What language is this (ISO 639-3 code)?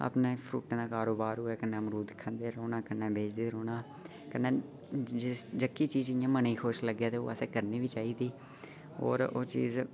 doi